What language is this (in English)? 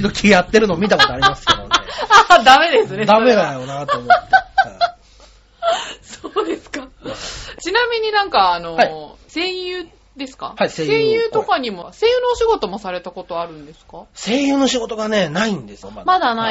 Japanese